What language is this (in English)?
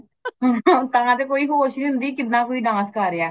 Punjabi